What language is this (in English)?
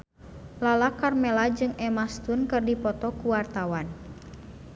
Sundanese